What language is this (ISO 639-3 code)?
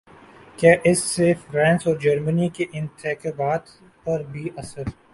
urd